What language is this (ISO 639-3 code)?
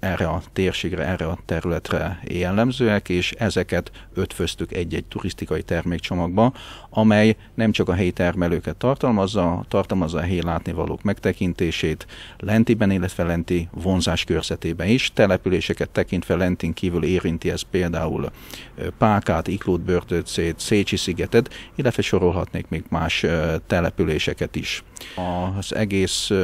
hun